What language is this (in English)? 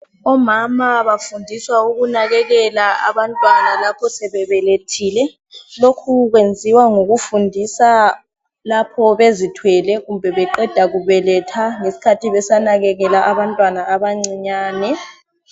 North Ndebele